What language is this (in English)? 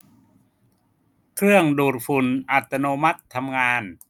Thai